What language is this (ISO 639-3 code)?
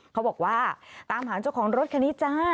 tha